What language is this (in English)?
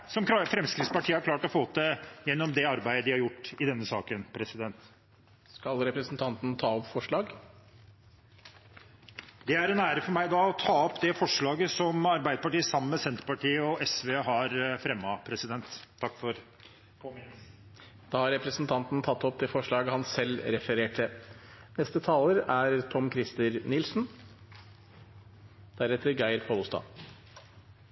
Norwegian